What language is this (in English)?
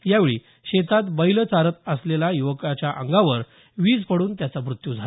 Marathi